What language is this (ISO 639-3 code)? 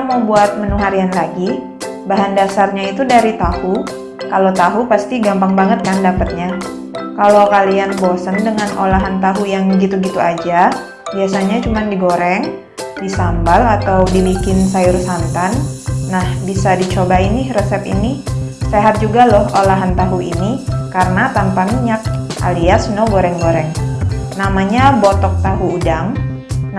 ind